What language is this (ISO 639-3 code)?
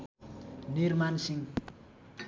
nep